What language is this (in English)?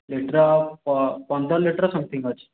Odia